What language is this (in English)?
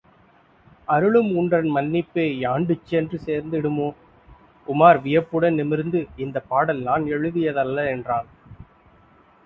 Tamil